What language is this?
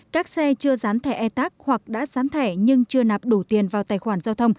Vietnamese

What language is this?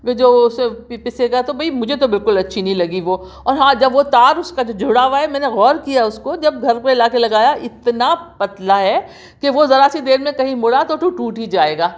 Urdu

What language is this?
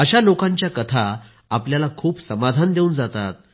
Marathi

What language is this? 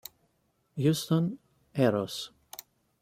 Italian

